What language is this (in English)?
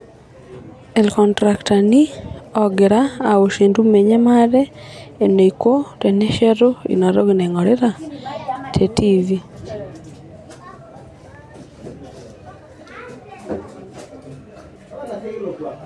Masai